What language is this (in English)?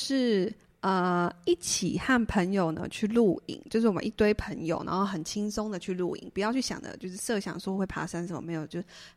Chinese